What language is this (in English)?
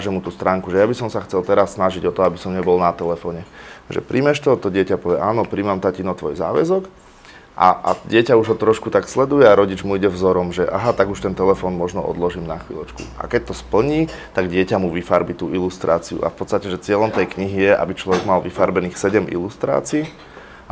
Slovak